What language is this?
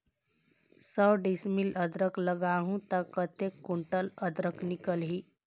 Chhattisgarhi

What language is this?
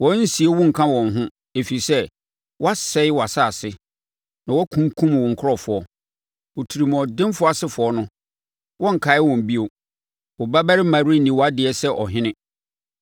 Akan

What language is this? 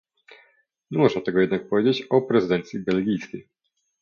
Polish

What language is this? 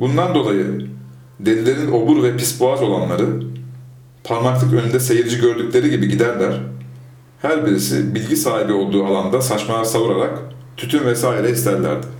Turkish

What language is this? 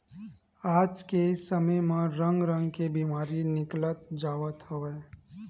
Chhattisgarhi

